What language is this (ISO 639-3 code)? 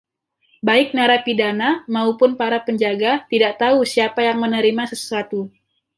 ind